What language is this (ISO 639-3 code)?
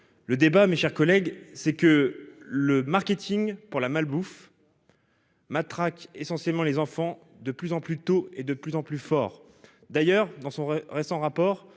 fra